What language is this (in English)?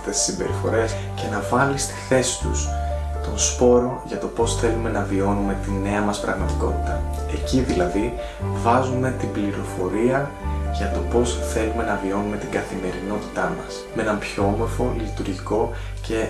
Greek